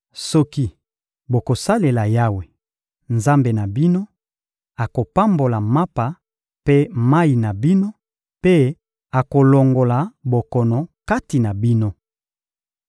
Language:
Lingala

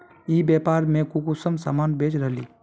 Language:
Magahi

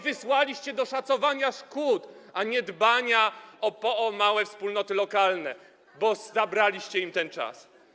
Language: Polish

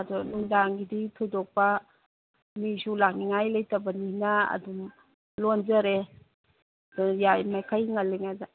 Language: Manipuri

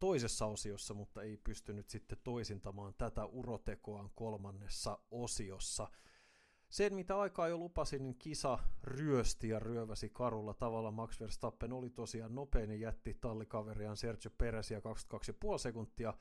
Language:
Finnish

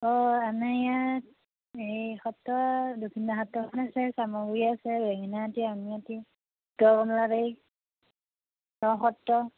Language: Assamese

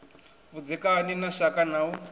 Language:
Venda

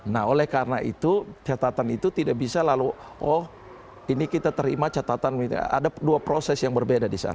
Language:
Indonesian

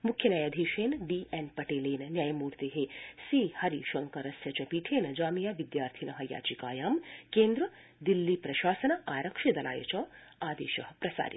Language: Sanskrit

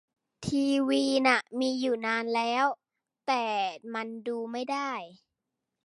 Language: Thai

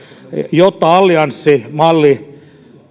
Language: Finnish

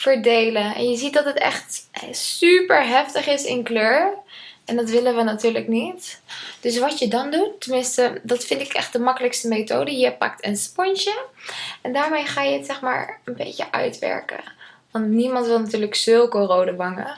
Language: Dutch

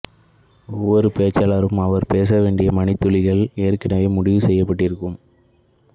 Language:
Tamil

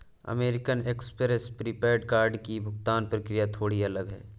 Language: Hindi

